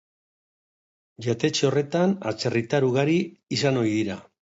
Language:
Basque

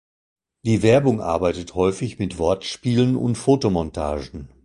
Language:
German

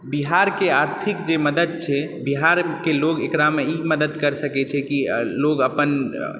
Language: Maithili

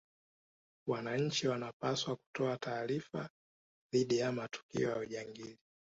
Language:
Swahili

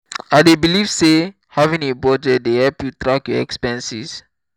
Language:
Nigerian Pidgin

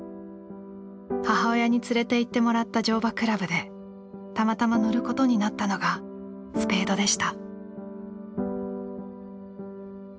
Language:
Japanese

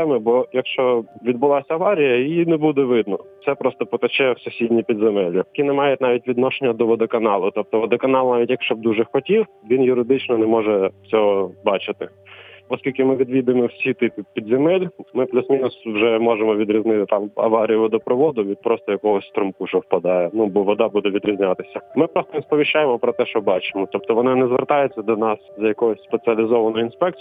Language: Ukrainian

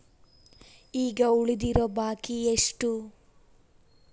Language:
Kannada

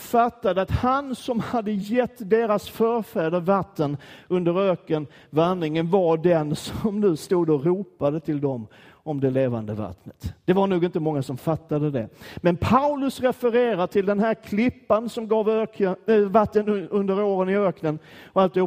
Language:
Swedish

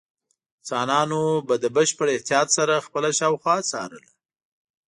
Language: Pashto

